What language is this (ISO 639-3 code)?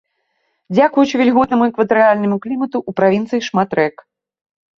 bel